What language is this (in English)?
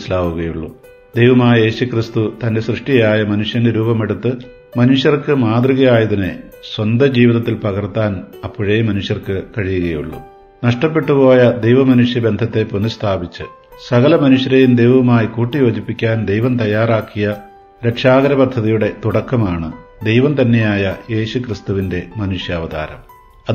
Malayalam